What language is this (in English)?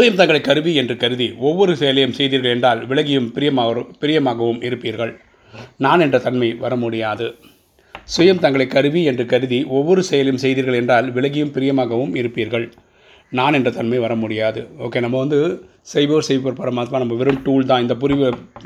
Tamil